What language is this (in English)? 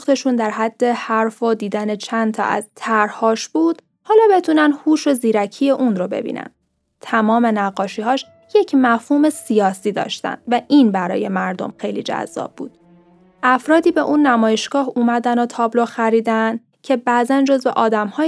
Persian